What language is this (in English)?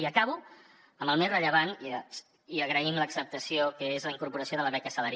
Catalan